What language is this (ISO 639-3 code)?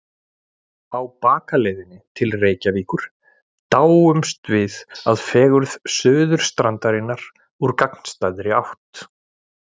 isl